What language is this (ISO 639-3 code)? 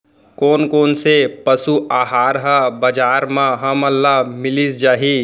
hne